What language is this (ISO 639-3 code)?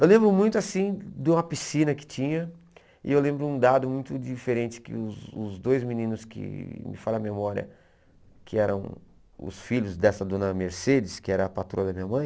por